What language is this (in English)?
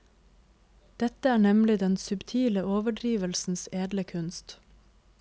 Norwegian